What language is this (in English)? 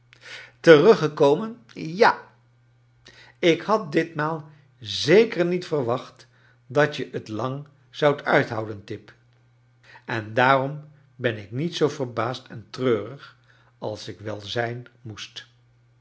Dutch